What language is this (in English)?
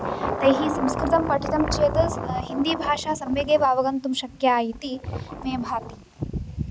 Sanskrit